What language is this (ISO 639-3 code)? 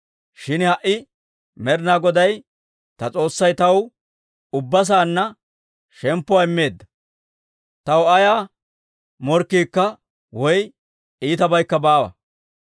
dwr